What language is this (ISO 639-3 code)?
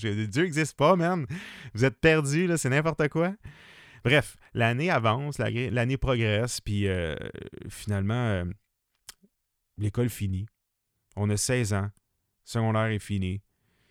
fra